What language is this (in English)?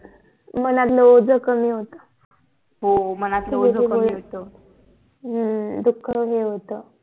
Marathi